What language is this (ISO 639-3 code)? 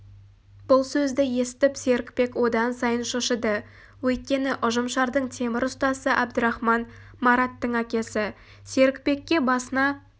kaz